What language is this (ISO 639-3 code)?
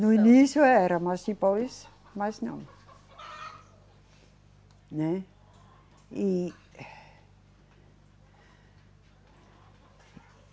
por